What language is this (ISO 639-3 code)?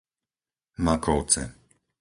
slk